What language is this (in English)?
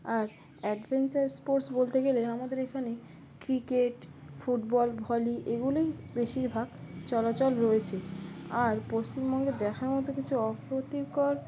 Bangla